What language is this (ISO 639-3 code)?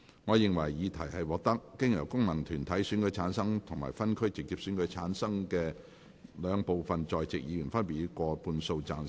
yue